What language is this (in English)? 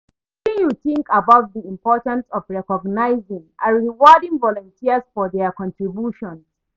Nigerian Pidgin